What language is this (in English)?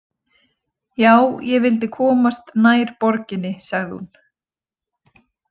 Icelandic